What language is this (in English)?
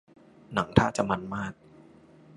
Thai